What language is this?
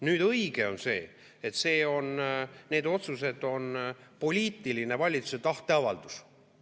Estonian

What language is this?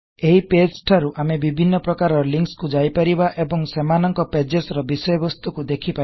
Odia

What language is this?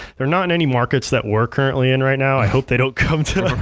English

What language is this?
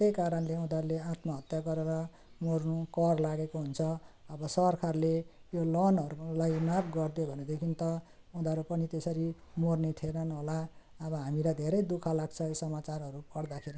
Nepali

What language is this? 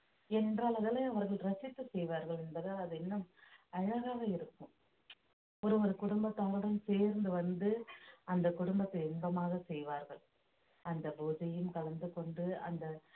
Tamil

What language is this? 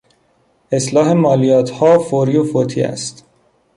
Persian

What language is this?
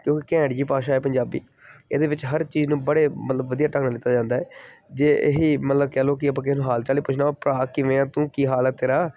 Punjabi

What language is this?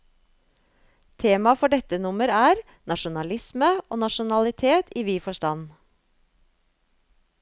Norwegian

